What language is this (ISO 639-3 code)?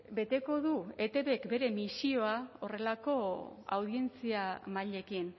eus